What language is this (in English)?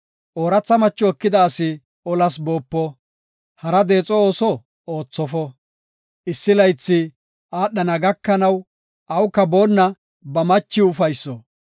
Gofa